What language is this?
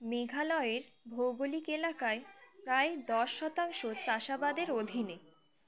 Bangla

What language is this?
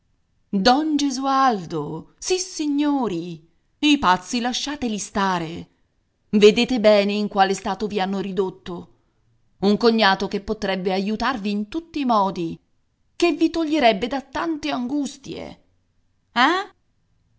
Italian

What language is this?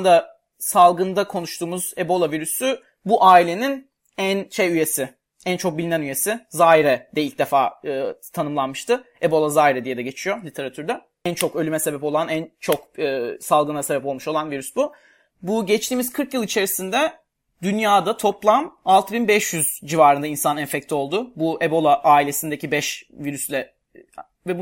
Turkish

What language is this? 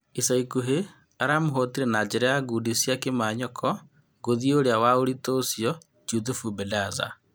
Kikuyu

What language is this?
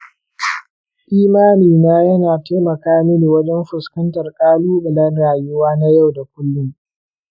Hausa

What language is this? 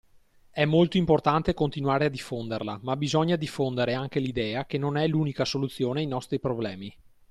Italian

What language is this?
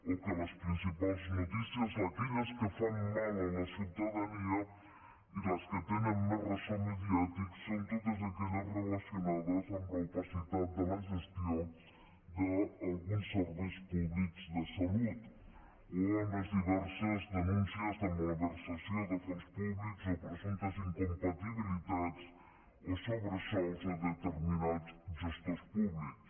Catalan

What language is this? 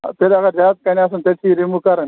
Kashmiri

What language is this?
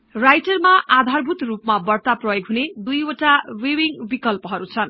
Nepali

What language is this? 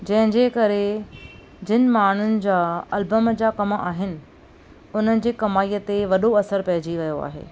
Sindhi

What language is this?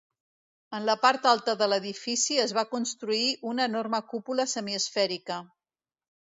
Catalan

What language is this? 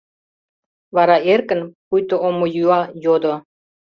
Mari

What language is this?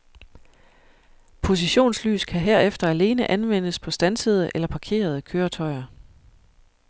Danish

